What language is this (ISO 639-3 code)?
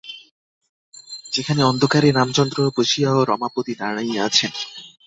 ben